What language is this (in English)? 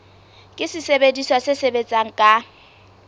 Southern Sotho